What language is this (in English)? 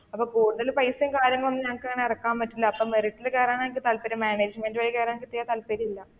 Malayalam